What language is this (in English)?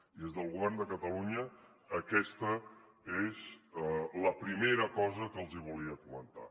Catalan